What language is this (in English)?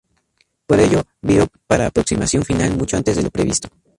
Spanish